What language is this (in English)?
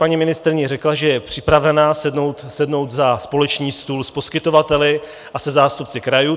Czech